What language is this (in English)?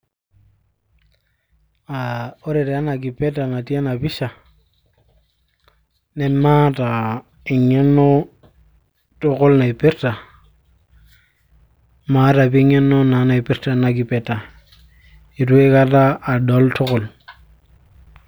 Masai